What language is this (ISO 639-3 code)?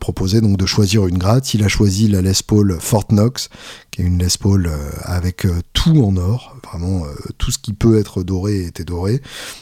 fra